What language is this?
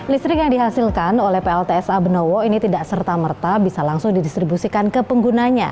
Indonesian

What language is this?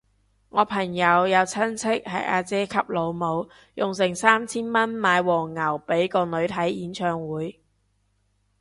Cantonese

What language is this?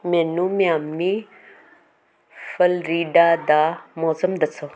Punjabi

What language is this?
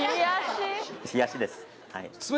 Japanese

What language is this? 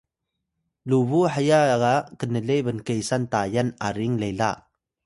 Atayal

